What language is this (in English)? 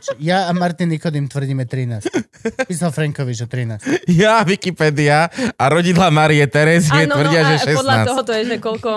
Slovak